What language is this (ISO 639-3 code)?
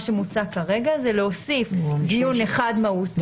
heb